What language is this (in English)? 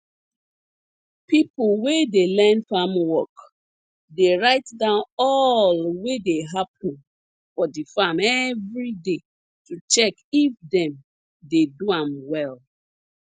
Nigerian Pidgin